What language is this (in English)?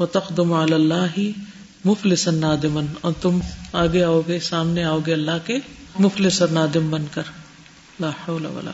Urdu